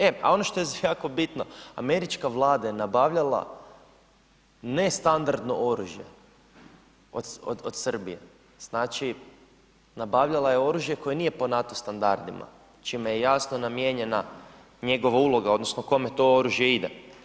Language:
Croatian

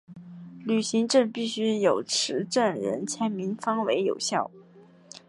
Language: Chinese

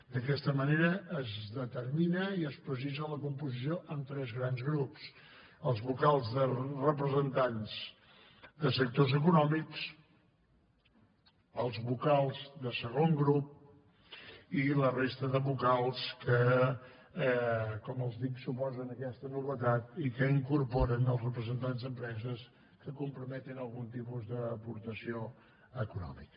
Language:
Catalan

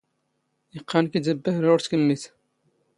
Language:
Standard Moroccan Tamazight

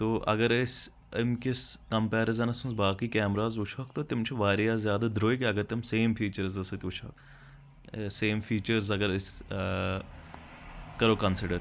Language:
Kashmiri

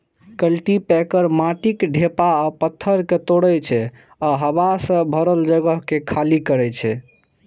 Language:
Maithili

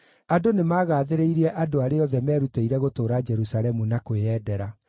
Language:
Kikuyu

